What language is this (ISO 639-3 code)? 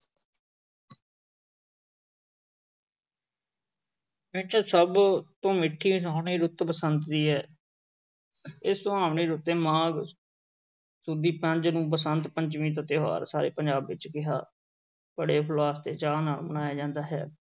pan